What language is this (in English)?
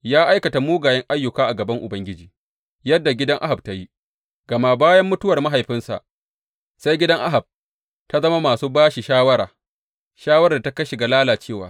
Hausa